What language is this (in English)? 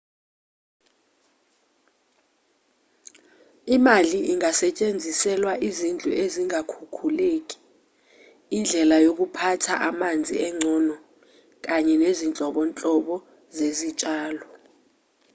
Zulu